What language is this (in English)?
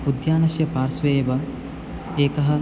Sanskrit